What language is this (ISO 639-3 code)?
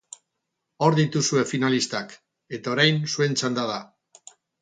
eus